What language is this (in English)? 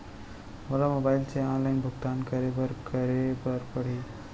Chhattisgarhi